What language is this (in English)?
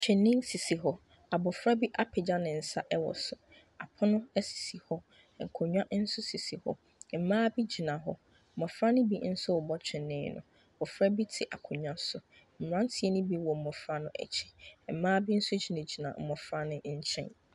Akan